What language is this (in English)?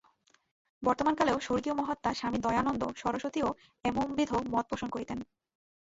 Bangla